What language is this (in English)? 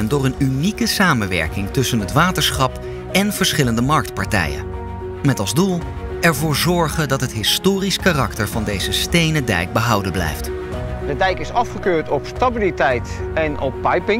Dutch